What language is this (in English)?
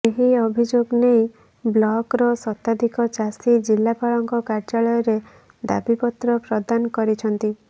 Odia